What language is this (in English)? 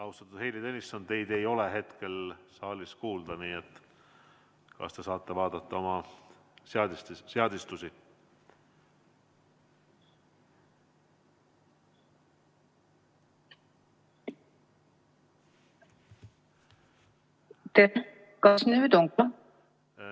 Estonian